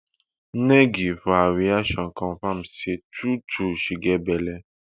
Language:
Nigerian Pidgin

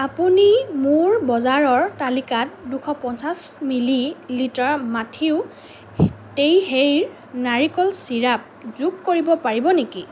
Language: Assamese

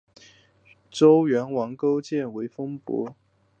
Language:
Chinese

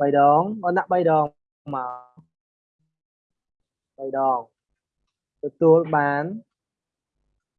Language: Vietnamese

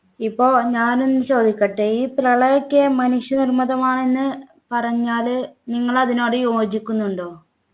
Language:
Malayalam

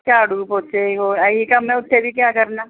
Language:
Punjabi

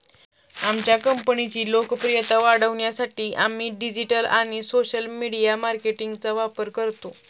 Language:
Marathi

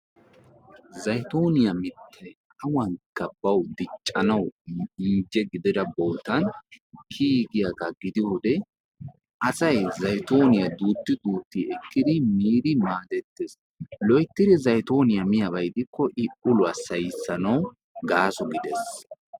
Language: Wolaytta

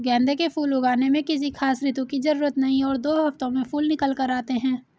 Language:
Hindi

